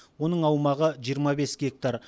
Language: Kazakh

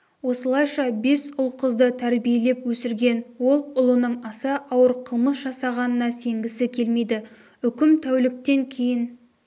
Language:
Kazakh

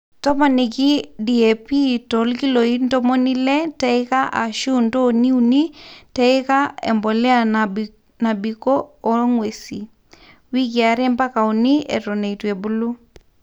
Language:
Masai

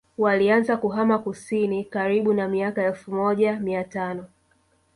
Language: Swahili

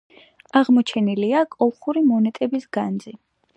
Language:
Georgian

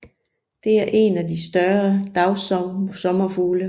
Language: Danish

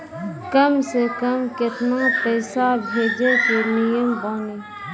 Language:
Maithili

